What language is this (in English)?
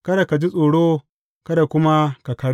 Hausa